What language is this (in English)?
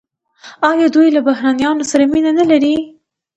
Pashto